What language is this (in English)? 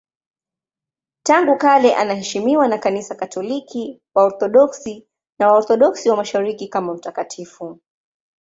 Swahili